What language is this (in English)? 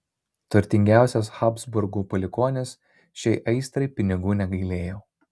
Lithuanian